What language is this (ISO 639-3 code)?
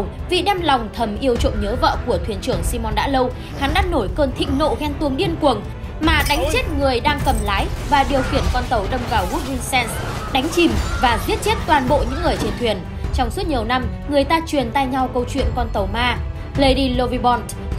vie